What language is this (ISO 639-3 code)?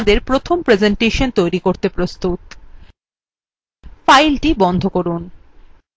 ben